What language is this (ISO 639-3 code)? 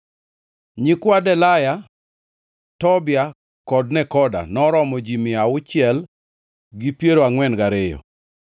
luo